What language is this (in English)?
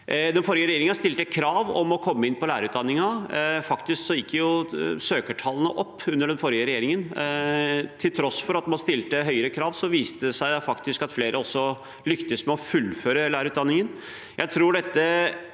Norwegian